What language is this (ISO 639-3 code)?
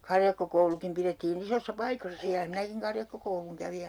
fin